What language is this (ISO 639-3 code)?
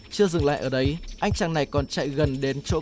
vie